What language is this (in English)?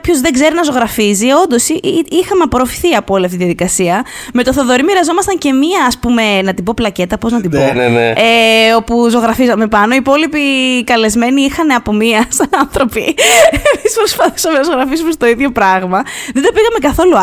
Greek